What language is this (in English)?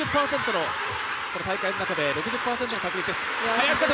Japanese